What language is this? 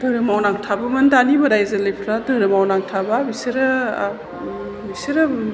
Bodo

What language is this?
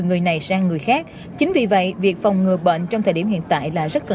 Vietnamese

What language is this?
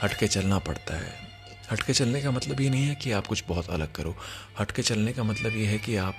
Hindi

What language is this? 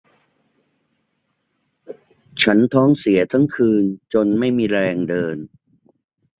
Thai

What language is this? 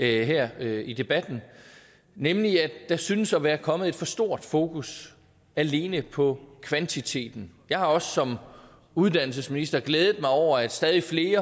Danish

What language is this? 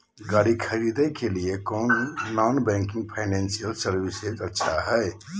Magahi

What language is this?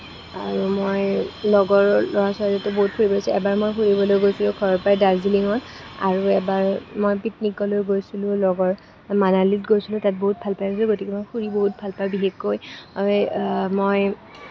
Assamese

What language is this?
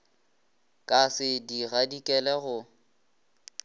Northern Sotho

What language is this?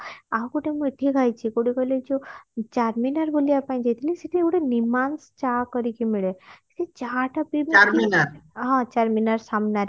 Odia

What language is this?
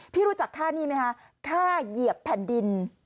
Thai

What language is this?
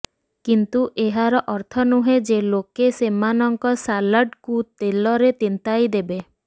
Odia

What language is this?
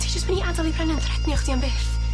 Welsh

